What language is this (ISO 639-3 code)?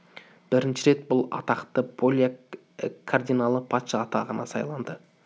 kaz